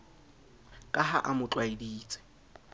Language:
Southern Sotho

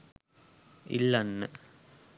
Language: Sinhala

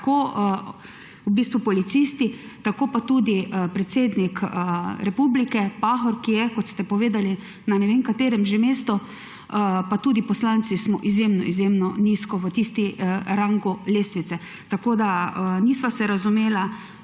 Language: Slovenian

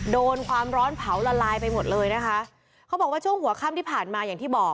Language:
Thai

